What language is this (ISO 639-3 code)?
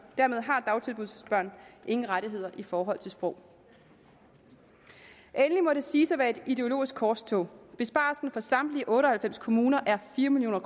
dan